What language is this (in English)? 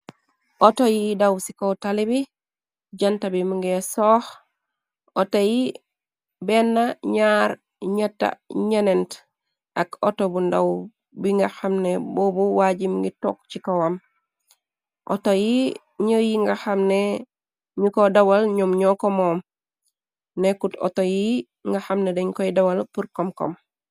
Wolof